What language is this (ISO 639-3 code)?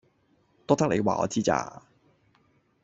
yue